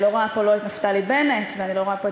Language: Hebrew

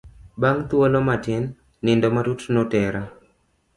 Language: Luo (Kenya and Tanzania)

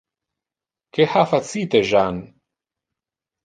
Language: Interlingua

